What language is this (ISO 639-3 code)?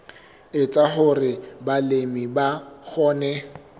sot